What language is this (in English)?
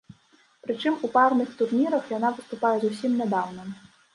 Belarusian